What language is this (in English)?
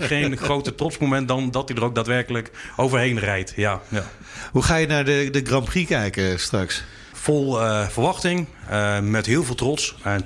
Dutch